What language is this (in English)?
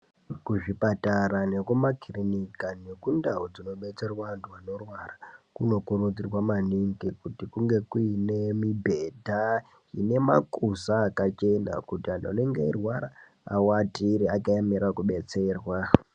Ndau